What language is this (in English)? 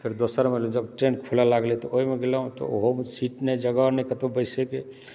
Maithili